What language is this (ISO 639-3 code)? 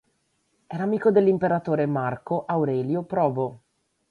ita